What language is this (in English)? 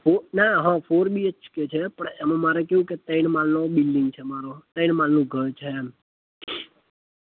Gujarati